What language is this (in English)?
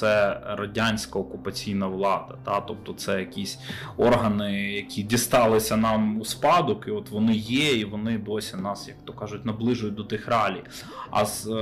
Ukrainian